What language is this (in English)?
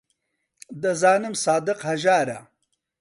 Central Kurdish